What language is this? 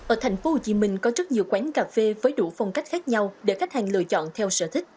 Vietnamese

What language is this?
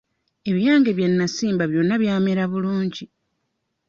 Ganda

